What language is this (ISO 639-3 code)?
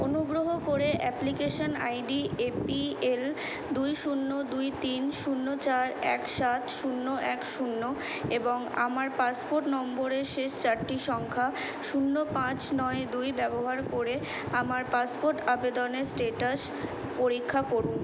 ben